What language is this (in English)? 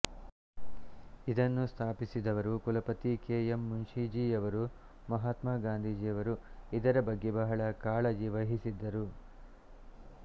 Kannada